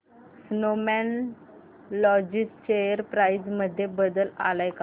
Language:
Marathi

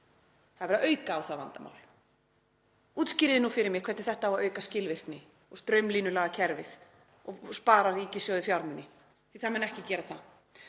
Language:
Icelandic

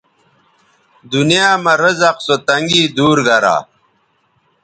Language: Bateri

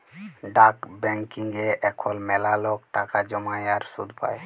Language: Bangla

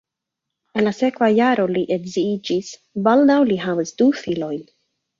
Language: Esperanto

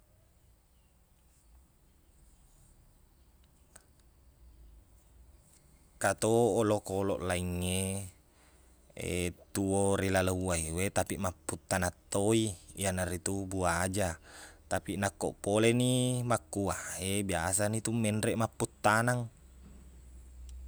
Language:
Buginese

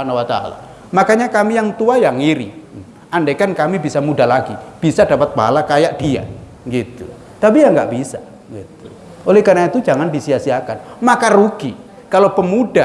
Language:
Indonesian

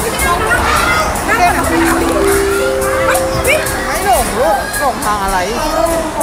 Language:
Thai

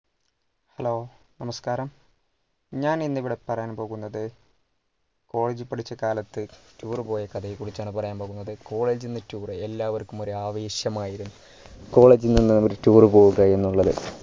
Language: Malayalam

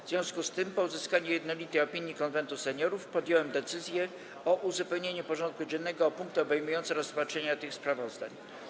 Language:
Polish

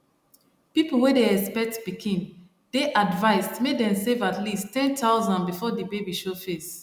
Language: Nigerian Pidgin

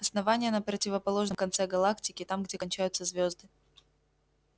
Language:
Russian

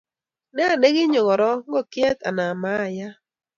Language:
Kalenjin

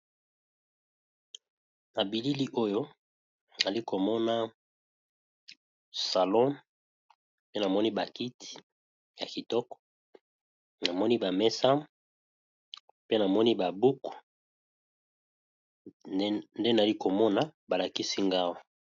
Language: Lingala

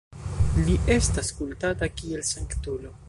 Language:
Esperanto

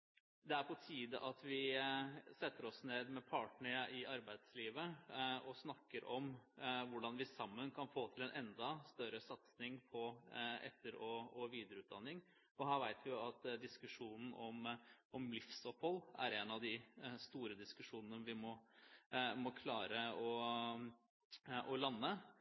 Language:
Norwegian Bokmål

